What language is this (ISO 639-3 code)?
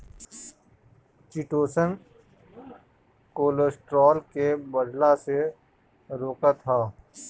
bho